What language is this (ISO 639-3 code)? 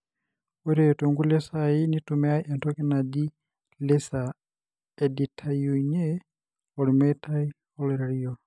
mas